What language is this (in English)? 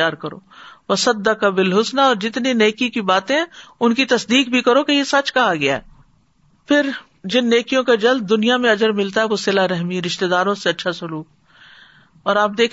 Urdu